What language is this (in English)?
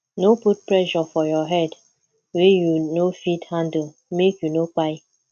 Nigerian Pidgin